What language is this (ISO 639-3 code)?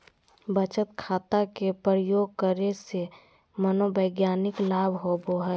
mag